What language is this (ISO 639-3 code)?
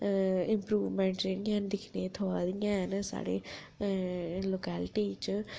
doi